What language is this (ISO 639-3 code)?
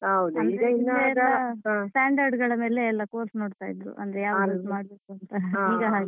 kan